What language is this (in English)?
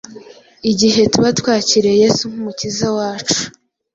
Kinyarwanda